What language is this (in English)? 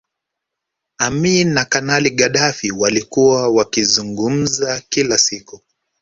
Swahili